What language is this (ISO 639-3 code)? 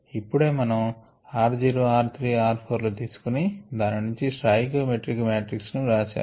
tel